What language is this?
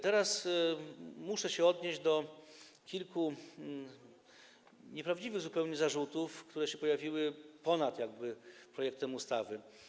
Polish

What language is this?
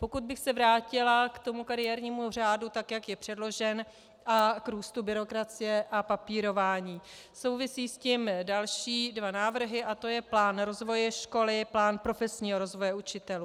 Czech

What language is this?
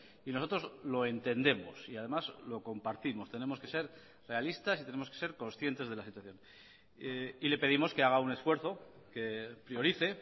Spanish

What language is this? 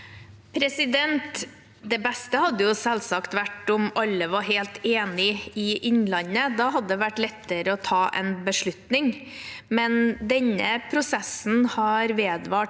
Norwegian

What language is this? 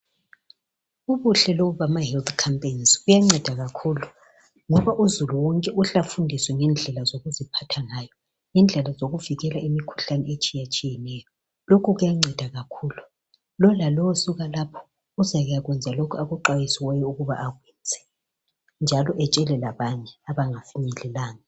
North Ndebele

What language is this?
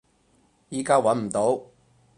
Cantonese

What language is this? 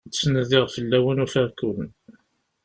Kabyle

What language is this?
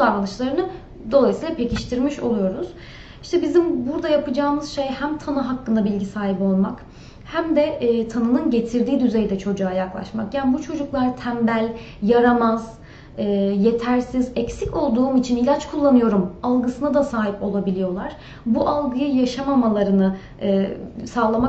Turkish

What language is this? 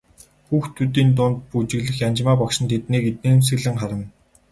Mongolian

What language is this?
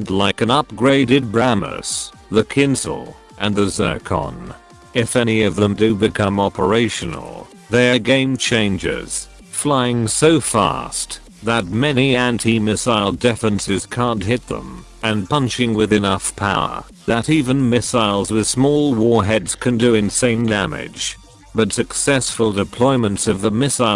English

